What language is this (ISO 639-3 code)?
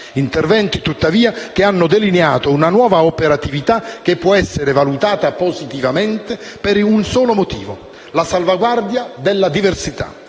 ita